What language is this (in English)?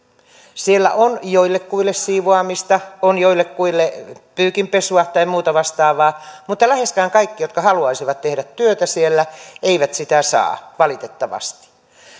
Finnish